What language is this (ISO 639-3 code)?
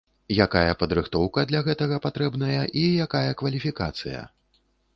bel